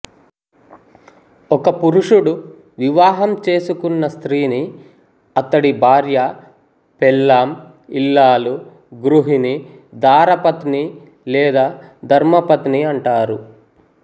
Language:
Telugu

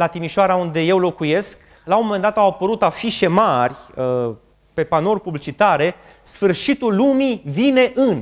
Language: Romanian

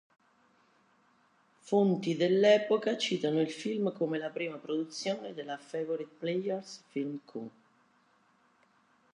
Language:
Italian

